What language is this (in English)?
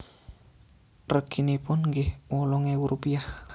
Javanese